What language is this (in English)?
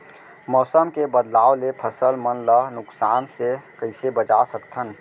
Chhattisgarhi